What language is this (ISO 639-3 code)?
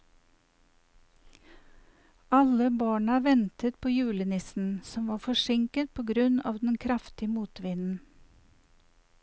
nor